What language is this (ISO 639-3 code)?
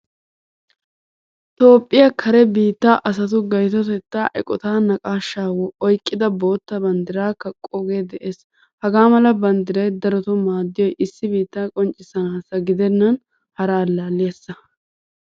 wal